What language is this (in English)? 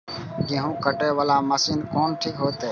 Maithili